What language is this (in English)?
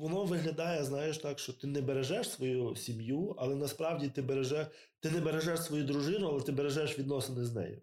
Ukrainian